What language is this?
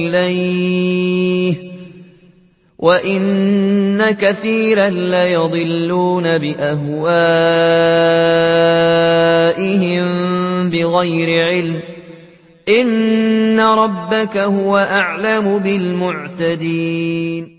Arabic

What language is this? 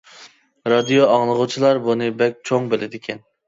Uyghur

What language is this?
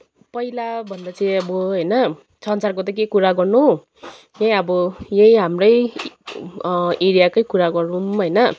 Nepali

